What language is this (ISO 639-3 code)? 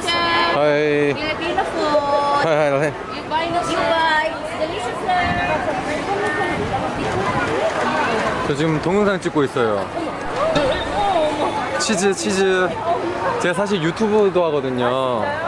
kor